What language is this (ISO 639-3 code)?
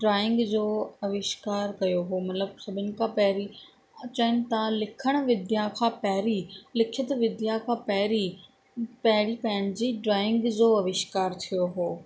snd